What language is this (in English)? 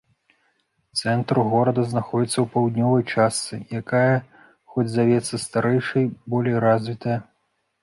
Belarusian